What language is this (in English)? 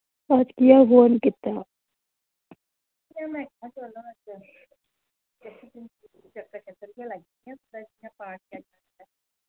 Dogri